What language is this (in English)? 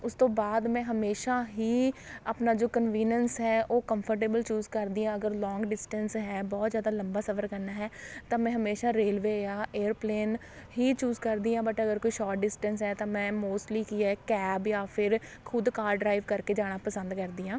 Punjabi